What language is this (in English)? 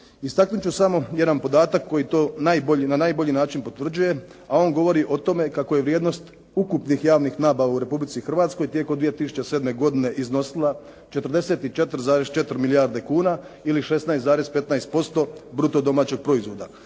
Croatian